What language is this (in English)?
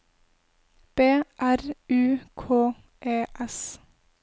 Norwegian